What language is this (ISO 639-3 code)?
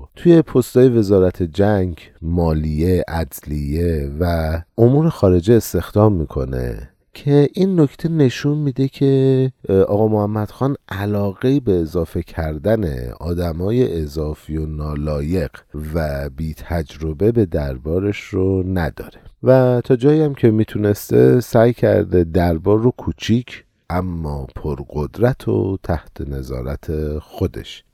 fas